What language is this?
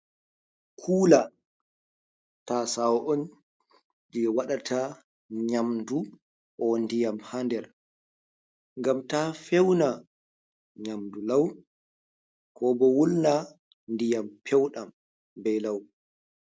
Fula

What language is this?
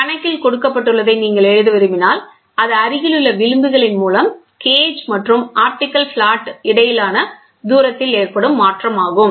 Tamil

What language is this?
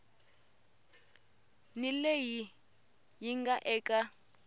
Tsonga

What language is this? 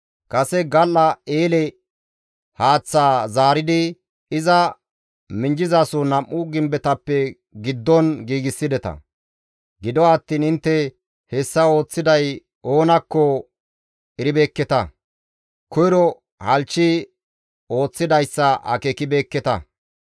Gamo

